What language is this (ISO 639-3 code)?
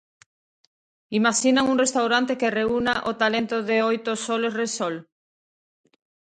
glg